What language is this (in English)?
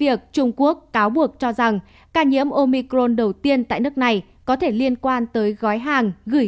Vietnamese